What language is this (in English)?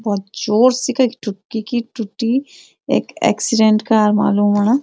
Garhwali